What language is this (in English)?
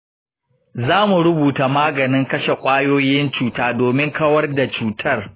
Hausa